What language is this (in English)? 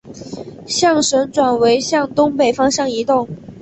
Chinese